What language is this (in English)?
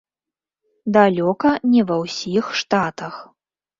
Belarusian